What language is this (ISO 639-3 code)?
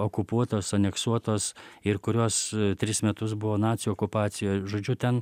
lit